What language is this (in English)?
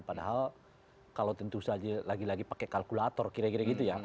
Indonesian